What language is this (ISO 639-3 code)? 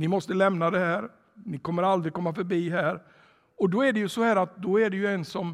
swe